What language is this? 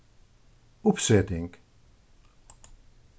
Faroese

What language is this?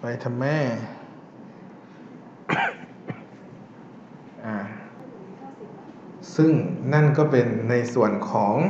Thai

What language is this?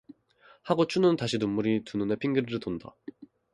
Korean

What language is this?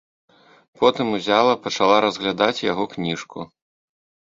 Belarusian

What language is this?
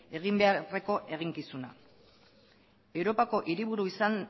Basque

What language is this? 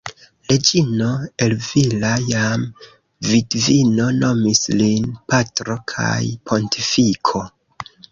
Esperanto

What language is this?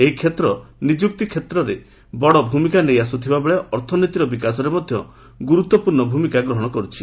Odia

